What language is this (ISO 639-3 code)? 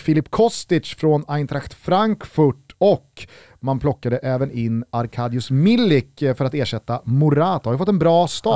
swe